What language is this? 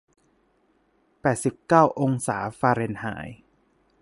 Thai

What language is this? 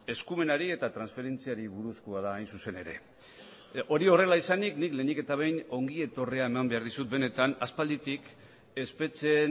Basque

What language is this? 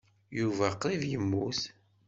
Kabyle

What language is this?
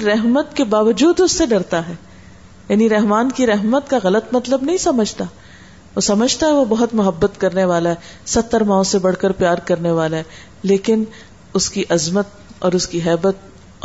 Urdu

